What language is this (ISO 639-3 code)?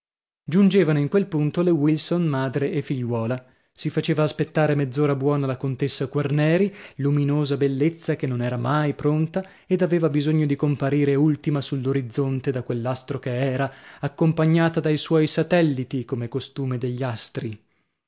ita